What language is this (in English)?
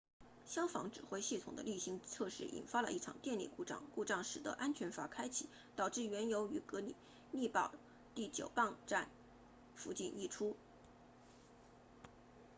Chinese